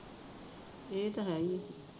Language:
Punjabi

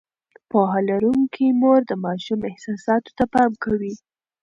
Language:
Pashto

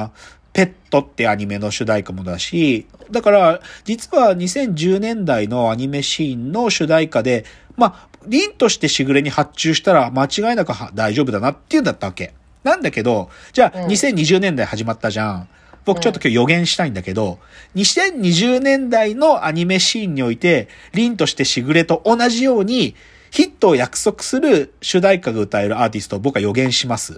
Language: Japanese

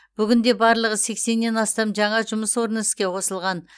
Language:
Kazakh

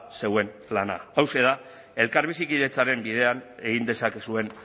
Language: Basque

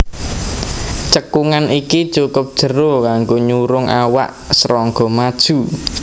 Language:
Javanese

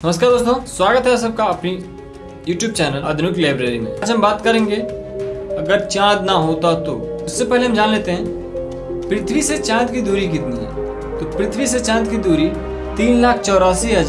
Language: Hindi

